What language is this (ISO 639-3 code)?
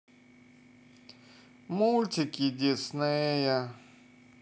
rus